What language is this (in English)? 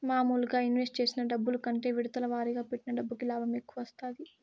Telugu